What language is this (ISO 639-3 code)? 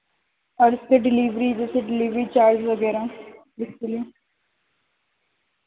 urd